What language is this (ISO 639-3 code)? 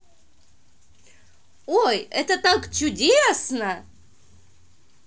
rus